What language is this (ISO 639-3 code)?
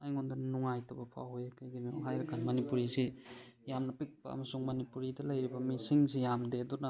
mni